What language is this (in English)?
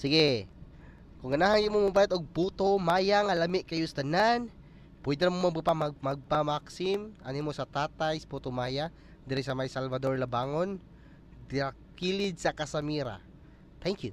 Filipino